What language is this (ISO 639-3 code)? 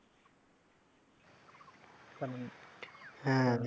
ben